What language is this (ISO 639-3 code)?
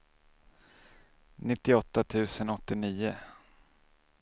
swe